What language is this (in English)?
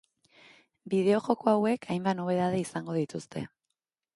Basque